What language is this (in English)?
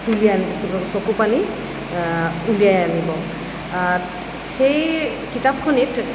Assamese